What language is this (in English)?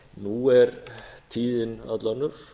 Icelandic